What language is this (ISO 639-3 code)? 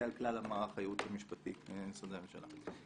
heb